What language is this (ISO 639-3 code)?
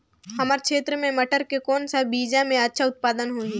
hne